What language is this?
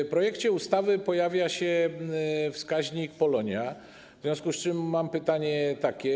Polish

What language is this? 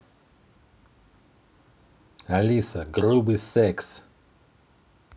Russian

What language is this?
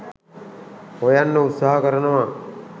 Sinhala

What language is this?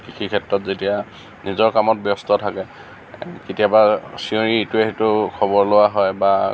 Assamese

